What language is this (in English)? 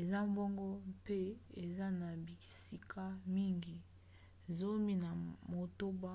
Lingala